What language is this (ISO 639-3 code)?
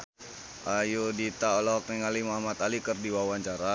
sun